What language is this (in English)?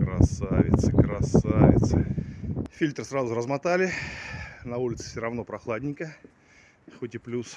Russian